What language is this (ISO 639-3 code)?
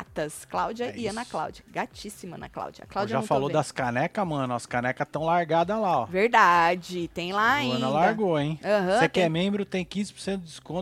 por